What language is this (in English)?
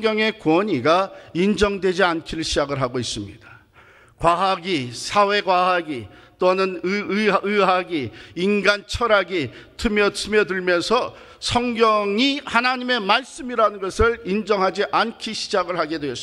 Korean